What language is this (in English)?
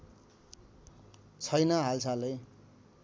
Nepali